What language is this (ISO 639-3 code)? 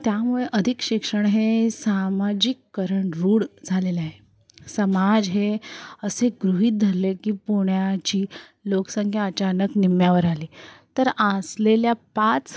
mar